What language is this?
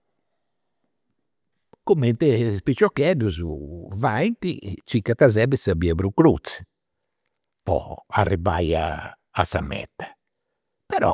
Campidanese Sardinian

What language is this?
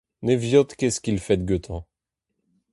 Breton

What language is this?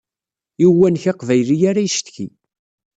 Kabyle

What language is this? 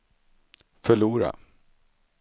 Swedish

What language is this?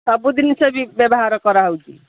Odia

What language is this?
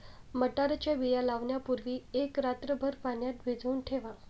Marathi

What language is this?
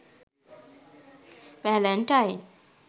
Sinhala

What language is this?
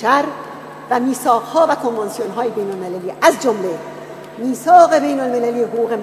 Persian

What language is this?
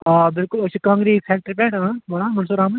Kashmiri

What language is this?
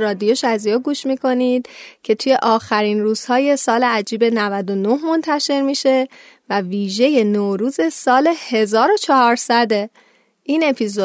Persian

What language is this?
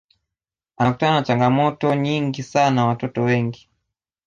Swahili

